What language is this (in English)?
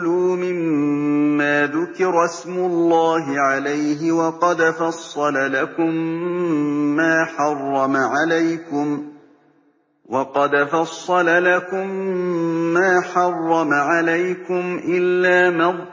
Arabic